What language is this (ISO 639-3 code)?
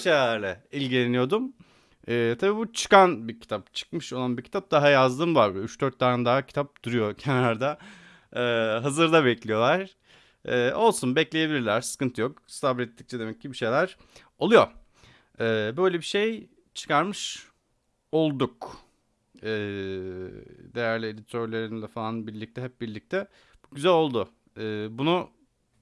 tur